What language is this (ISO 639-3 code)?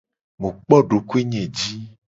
gej